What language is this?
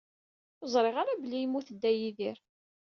Kabyle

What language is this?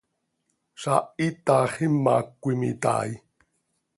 Seri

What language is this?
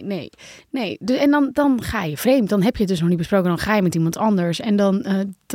Dutch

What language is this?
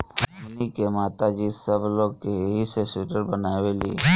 Bhojpuri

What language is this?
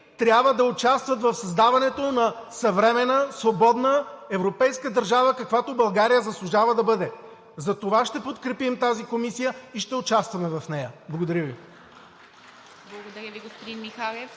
Bulgarian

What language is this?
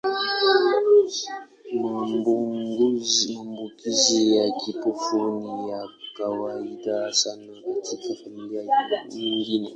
Swahili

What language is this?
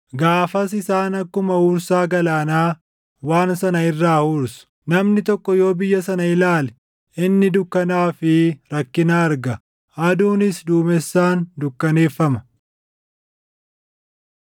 Oromo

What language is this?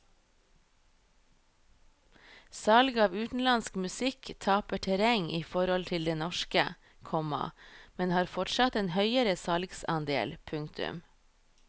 Norwegian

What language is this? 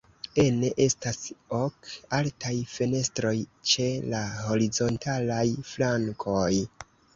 Esperanto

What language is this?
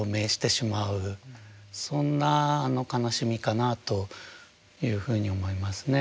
Japanese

